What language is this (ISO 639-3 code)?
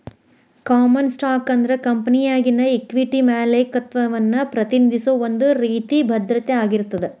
kan